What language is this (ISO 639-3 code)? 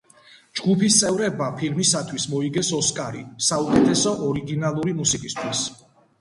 kat